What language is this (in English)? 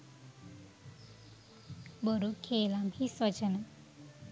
Sinhala